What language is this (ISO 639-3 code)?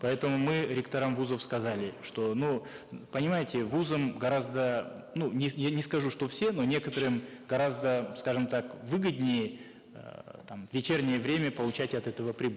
kaz